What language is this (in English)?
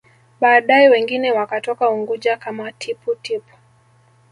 Swahili